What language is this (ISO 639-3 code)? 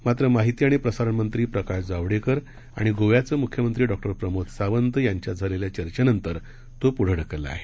mar